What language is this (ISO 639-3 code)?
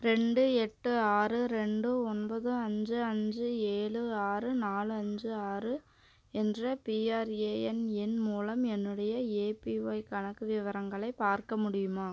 tam